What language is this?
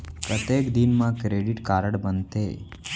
Chhattisgarhi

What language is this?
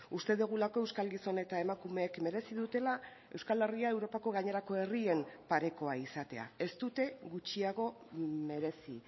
Basque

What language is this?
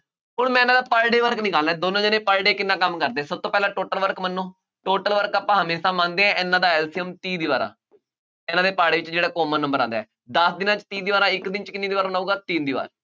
Punjabi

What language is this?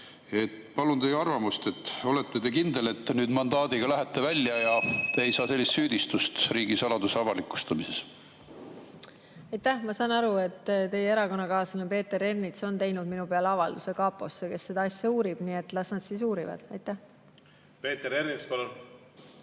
Estonian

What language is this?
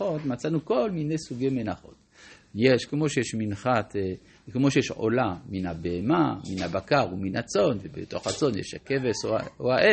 Hebrew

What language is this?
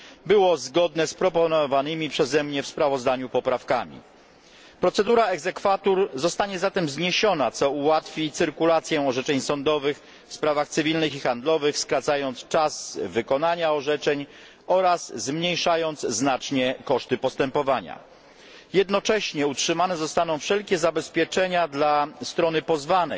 Polish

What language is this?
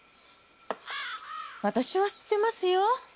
Japanese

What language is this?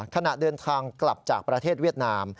Thai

